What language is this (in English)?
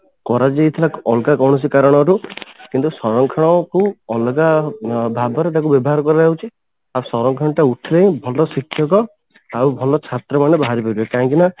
Odia